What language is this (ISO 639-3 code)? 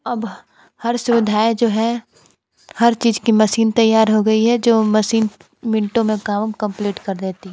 hin